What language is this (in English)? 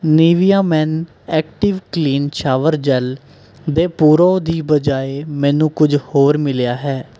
Punjabi